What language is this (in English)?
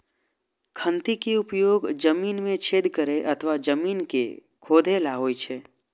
Maithili